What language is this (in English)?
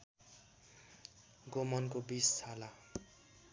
Nepali